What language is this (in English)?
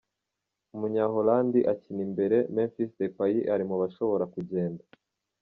Kinyarwanda